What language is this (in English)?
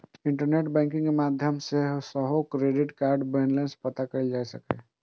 Maithili